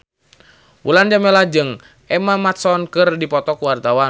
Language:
Sundanese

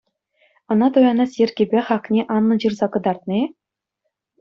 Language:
Chuvash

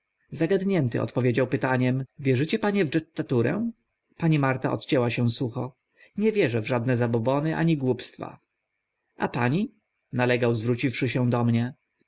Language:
Polish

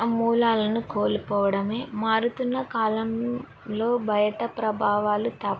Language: Telugu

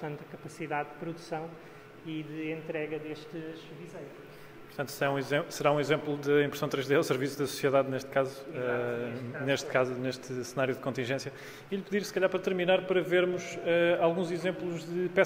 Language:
Portuguese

